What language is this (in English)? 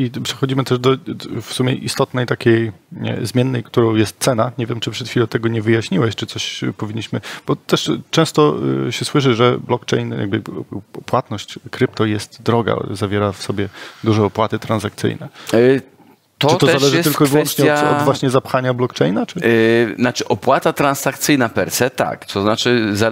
Polish